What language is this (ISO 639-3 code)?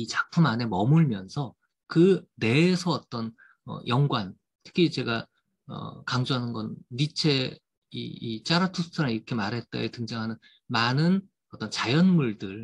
kor